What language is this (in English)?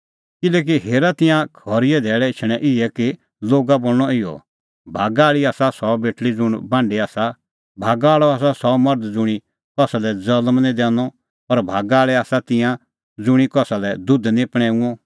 Kullu Pahari